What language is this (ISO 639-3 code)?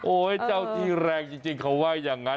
tha